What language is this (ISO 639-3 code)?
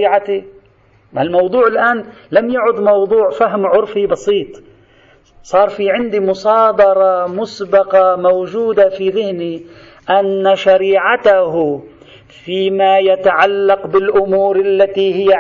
ara